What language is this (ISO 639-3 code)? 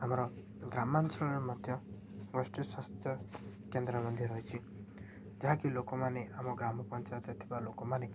ori